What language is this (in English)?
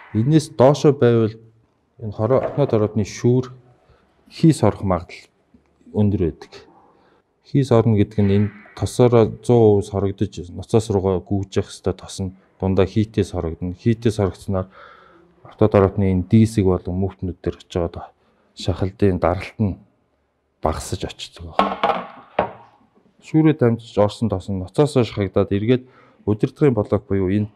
Korean